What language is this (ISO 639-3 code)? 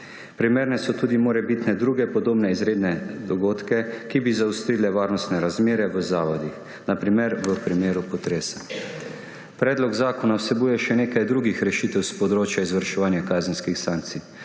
slv